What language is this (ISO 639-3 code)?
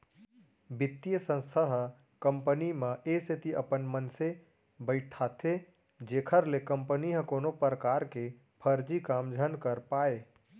hne